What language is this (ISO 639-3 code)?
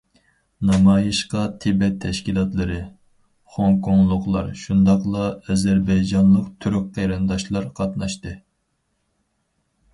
uig